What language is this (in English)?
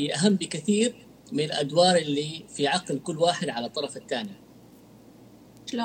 Arabic